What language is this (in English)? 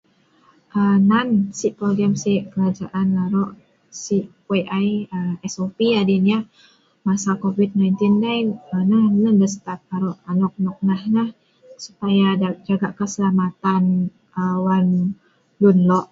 Sa'ban